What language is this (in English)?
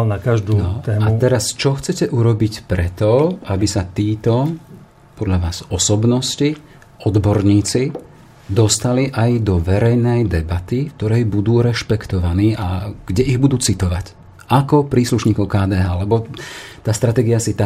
Slovak